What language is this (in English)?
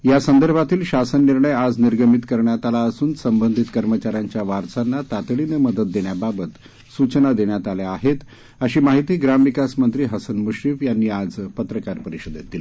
Marathi